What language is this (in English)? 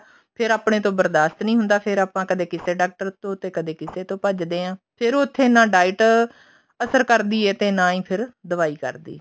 Punjabi